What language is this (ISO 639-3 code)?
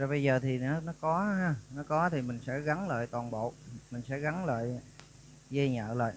vie